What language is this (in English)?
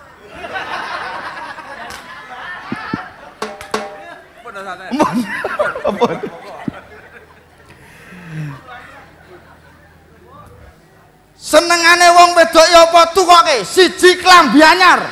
Indonesian